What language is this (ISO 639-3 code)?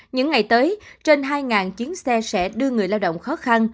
vie